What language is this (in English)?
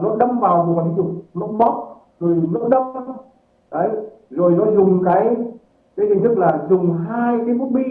Vietnamese